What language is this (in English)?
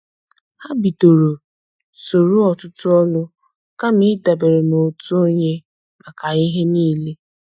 Igbo